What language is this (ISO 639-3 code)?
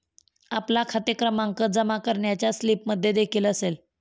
mar